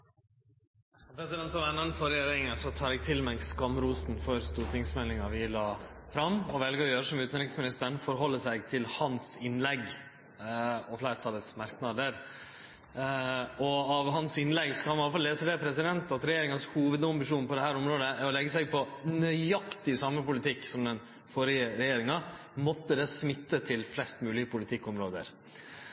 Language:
Norwegian Nynorsk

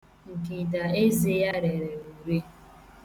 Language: Igbo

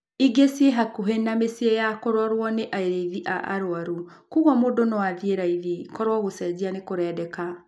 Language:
Kikuyu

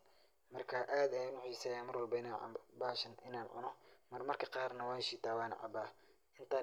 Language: Somali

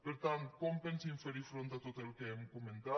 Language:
Catalan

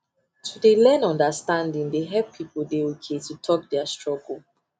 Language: Nigerian Pidgin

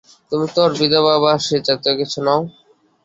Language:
Bangla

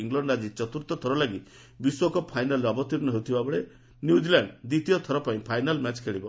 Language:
Odia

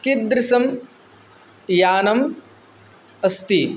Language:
Sanskrit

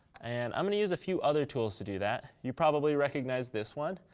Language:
English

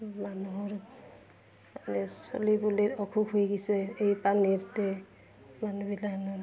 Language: Assamese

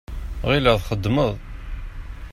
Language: Kabyle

